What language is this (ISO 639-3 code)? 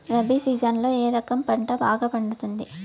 tel